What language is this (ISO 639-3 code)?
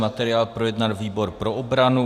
ces